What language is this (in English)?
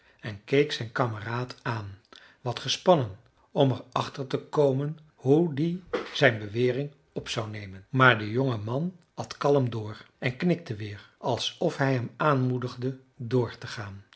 Dutch